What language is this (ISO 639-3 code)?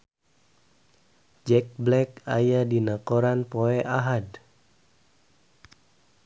sun